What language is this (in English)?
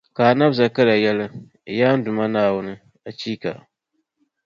Dagbani